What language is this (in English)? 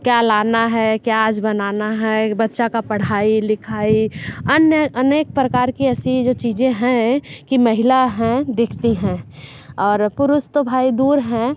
Hindi